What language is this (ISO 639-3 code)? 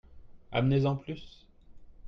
fra